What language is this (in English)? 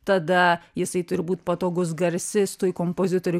Lithuanian